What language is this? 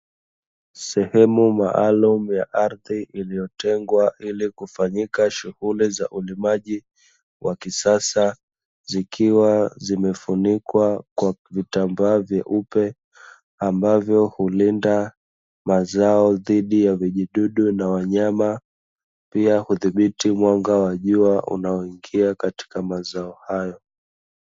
Swahili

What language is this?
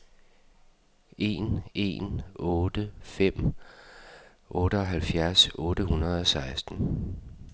Danish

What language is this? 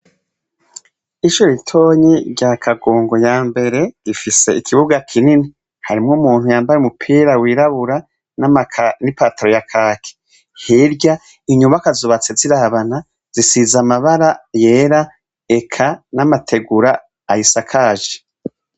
Rundi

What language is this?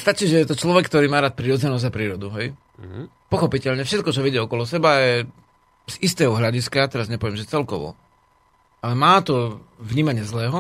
Slovak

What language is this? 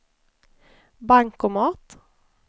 Swedish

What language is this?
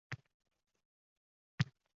Uzbek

